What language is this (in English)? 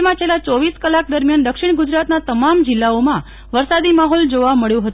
Gujarati